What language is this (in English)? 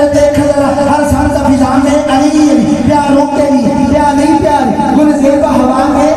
Arabic